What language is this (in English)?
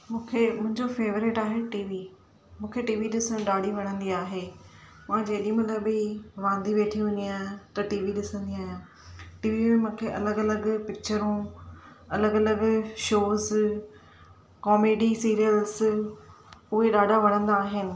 Sindhi